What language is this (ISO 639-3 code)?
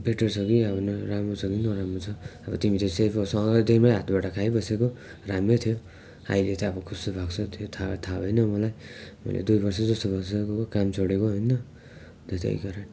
nep